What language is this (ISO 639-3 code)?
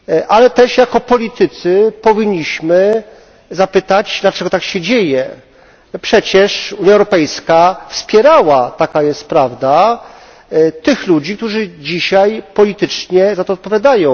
pol